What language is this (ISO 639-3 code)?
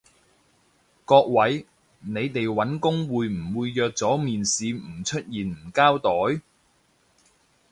yue